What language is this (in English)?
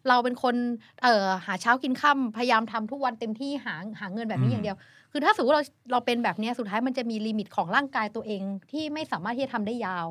Thai